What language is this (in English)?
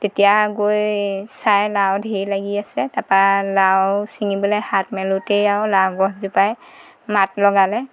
Assamese